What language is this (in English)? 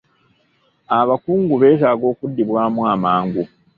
Ganda